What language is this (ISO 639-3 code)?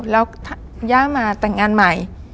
tha